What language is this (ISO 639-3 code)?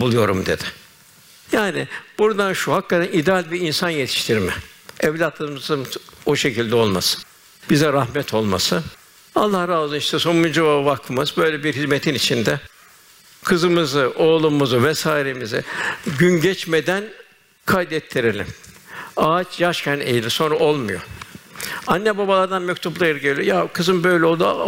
tur